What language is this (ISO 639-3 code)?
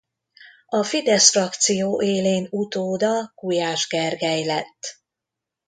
hun